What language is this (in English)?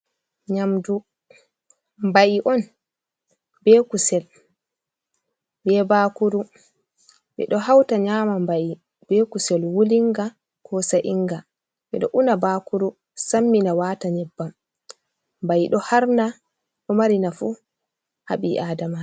Fula